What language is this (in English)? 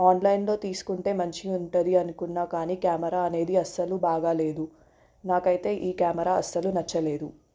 Telugu